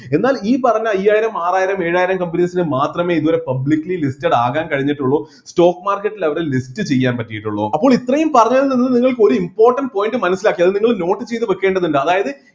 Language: Malayalam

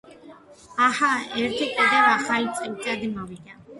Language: Georgian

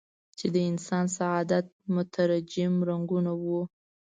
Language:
Pashto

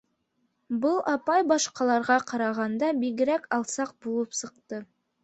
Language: Bashkir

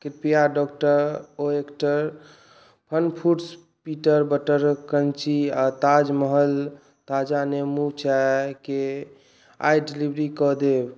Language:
Maithili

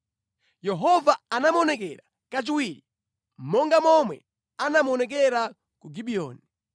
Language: Nyanja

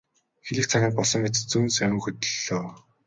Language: Mongolian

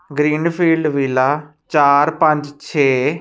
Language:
Punjabi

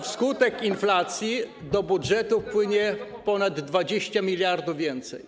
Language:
Polish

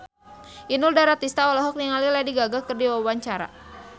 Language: Sundanese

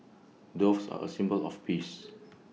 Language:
English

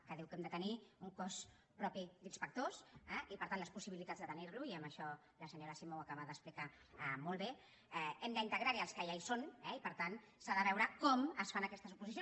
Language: Catalan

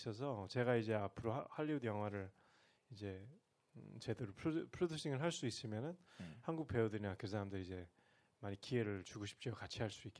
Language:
Korean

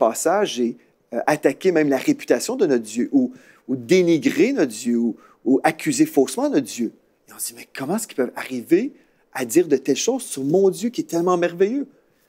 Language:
French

